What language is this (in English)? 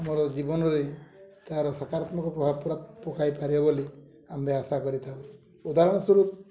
Odia